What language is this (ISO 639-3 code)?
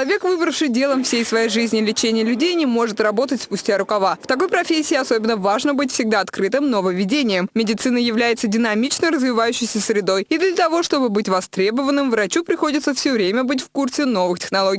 rus